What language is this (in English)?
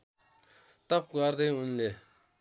Nepali